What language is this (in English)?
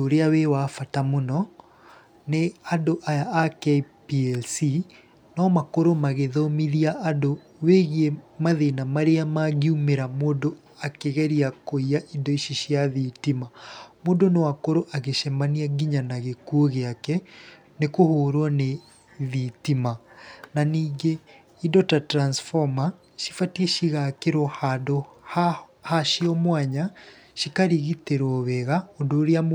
Kikuyu